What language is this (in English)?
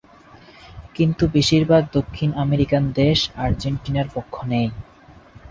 Bangla